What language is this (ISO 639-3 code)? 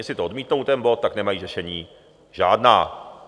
ces